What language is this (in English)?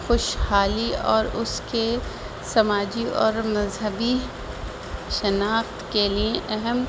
Urdu